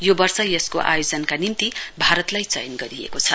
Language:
Nepali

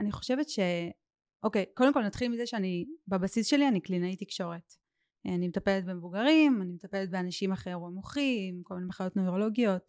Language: Hebrew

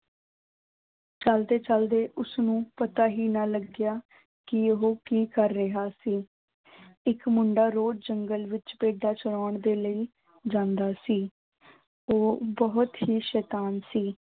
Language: Punjabi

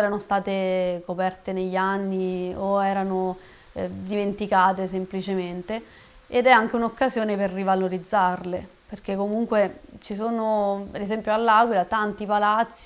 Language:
Italian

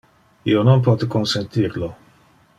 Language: Interlingua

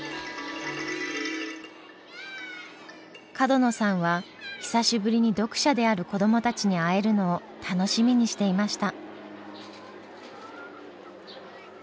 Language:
Japanese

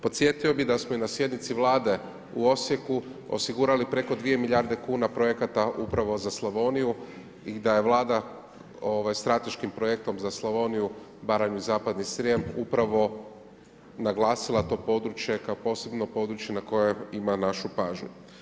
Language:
Croatian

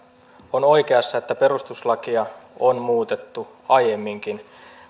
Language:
Finnish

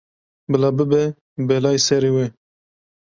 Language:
Kurdish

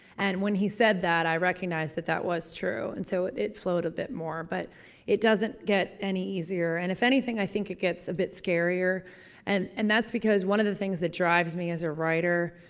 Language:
English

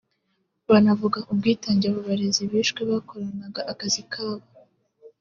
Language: Kinyarwanda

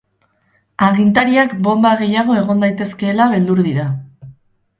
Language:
Basque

